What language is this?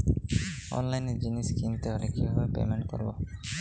Bangla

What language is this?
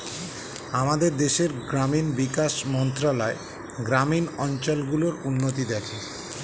Bangla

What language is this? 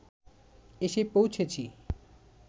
Bangla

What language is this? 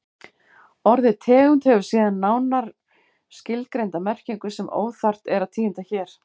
Icelandic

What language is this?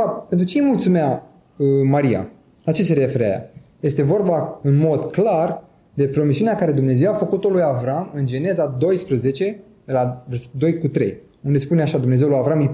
Romanian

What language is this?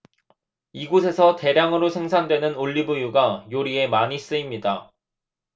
Korean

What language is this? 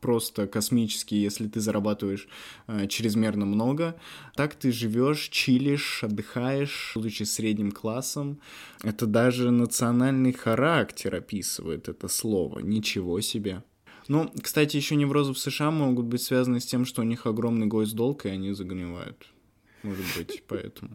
Russian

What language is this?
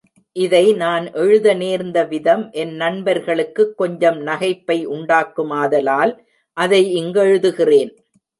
Tamil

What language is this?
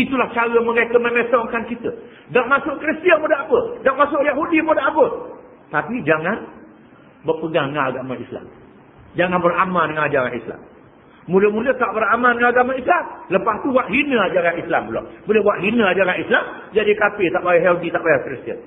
Malay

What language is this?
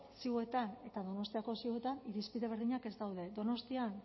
Basque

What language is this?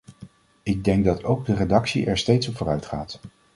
Dutch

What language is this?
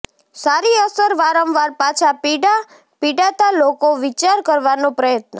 Gujarati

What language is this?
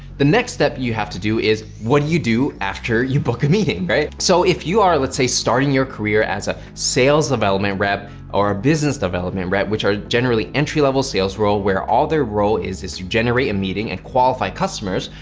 English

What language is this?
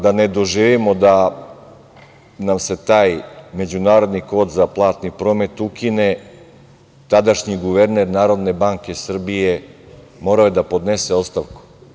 Serbian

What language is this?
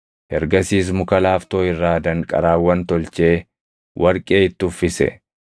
Oromo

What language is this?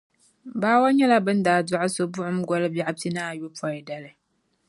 Dagbani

